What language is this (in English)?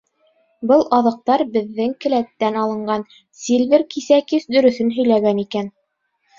Bashkir